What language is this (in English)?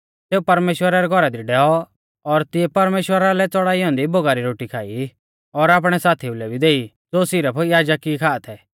Mahasu Pahari